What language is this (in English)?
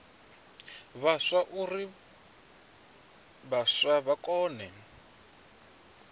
Venda